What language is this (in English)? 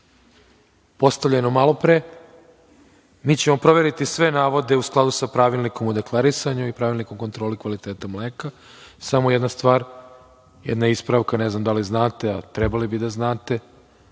Serbian